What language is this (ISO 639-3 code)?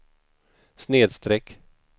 swe